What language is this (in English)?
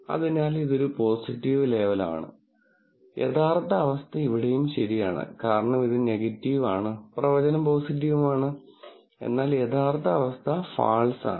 Malayalam